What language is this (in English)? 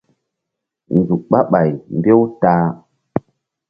Mbum